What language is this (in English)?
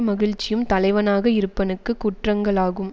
Tamil